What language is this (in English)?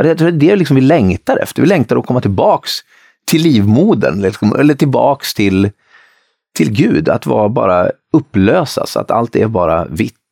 Swedish